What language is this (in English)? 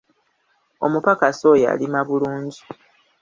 Ganda